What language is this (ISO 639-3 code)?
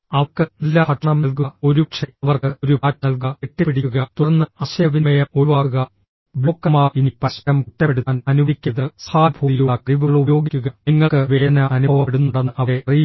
mal